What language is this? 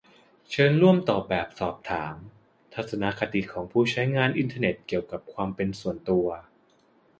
Thai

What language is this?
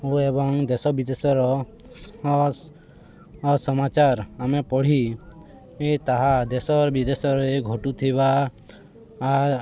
Odia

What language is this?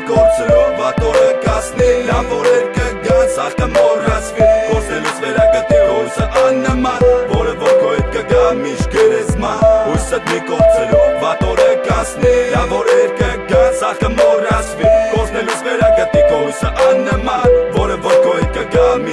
Armenian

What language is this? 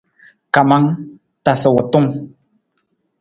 Nawdm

